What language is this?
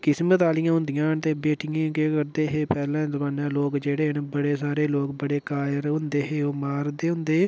Dogri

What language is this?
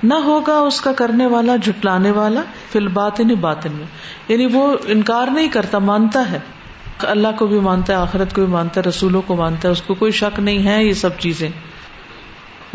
Urdu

